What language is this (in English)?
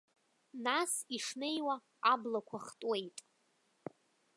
Abkhazian